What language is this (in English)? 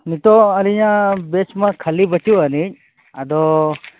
Santali